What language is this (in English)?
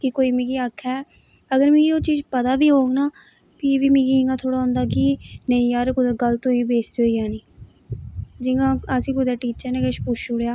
Dogri